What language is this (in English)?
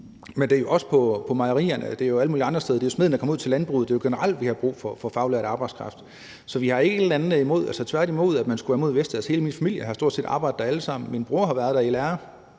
Danish